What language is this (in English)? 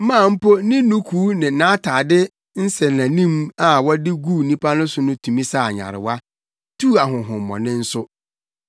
Akan